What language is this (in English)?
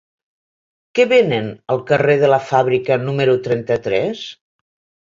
Catalan